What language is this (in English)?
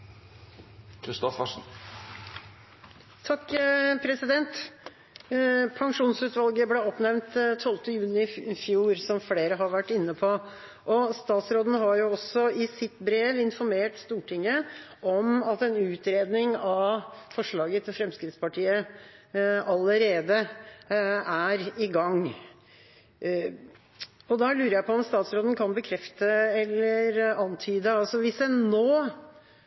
Norwegian Bokmål